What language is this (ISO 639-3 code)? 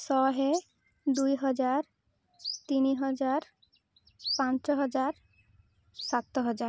ori